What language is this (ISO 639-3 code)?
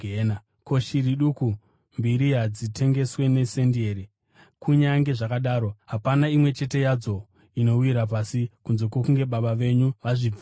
sna